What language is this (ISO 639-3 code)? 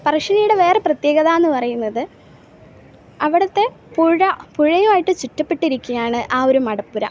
mal